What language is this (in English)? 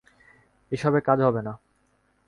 Bangla